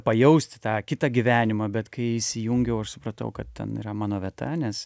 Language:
Lithuanian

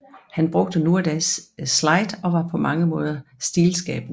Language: Danish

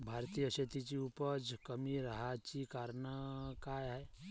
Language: Marathi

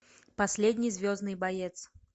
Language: Russian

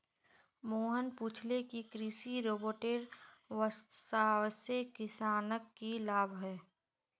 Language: Magahi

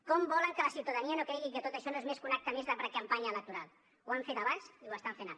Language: Catalan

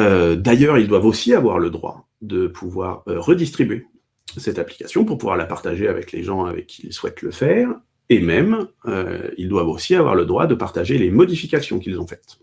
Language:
French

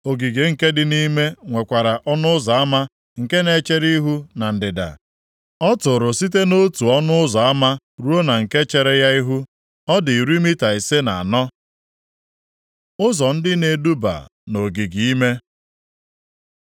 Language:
Igbo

